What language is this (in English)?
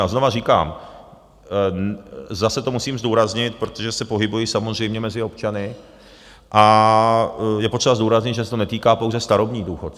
Czech